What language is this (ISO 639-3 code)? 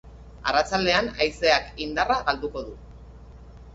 eus